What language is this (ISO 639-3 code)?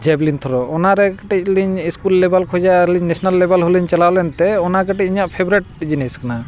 sat